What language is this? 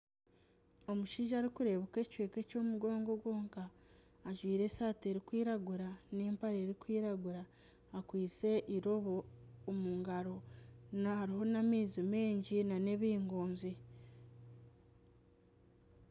Nyankole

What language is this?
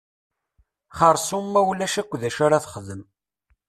Kabyle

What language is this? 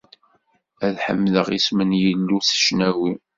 Kabyle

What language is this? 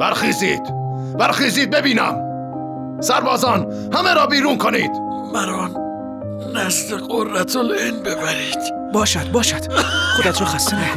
Persian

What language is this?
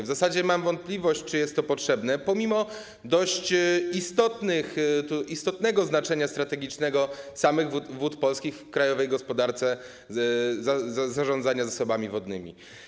Polish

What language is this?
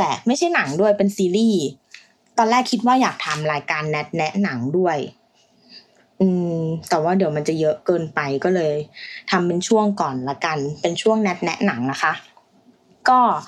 Thai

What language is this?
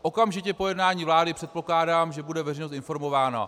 Czech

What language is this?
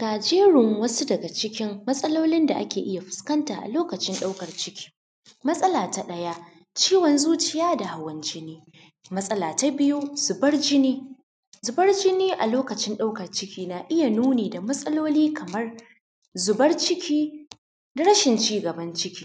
Hausa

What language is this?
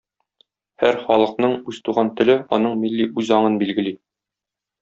Tatar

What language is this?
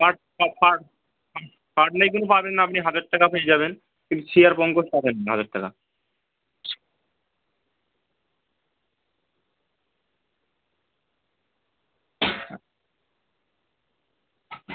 Bangla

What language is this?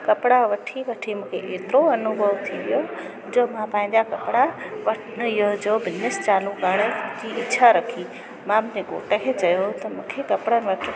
Sindhi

